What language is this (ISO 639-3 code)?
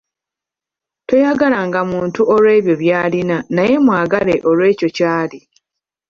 lug